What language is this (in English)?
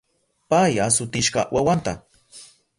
Southern Pastaza Quechua